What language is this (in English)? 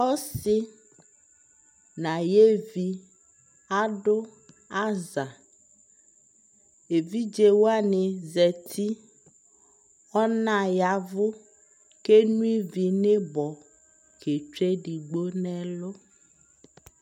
Ikposo